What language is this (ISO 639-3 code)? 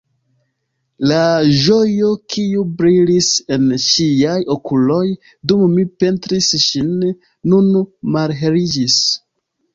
epo